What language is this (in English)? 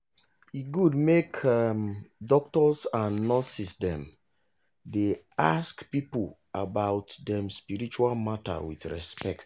Nigerian Pidgin